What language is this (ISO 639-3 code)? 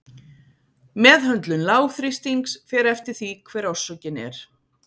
isl